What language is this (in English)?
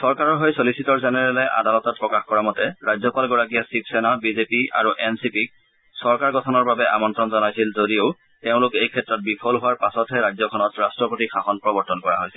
Assamese